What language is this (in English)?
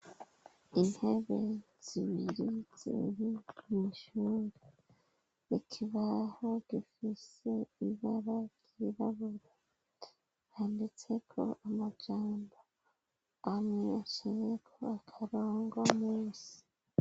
Rundi